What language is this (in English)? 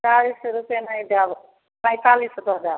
Maithili